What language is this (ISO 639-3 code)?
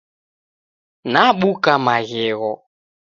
dav